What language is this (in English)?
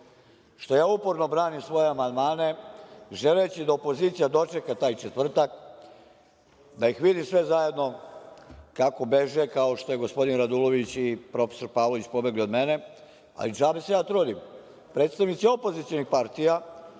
Serbian